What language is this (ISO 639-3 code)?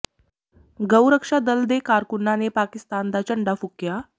pan